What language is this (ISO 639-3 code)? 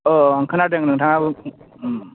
brx